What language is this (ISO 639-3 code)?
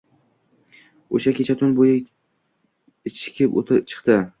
uzb